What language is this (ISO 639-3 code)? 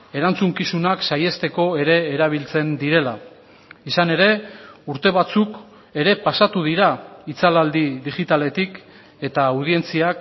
eus